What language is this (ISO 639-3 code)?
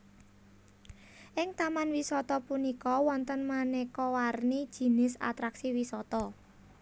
jav